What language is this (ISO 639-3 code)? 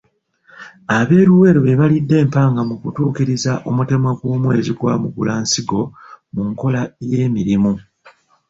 lug